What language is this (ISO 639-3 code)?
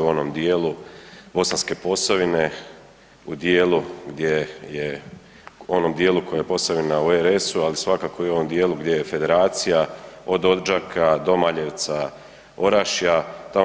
hrv